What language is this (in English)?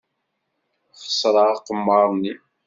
Kabyle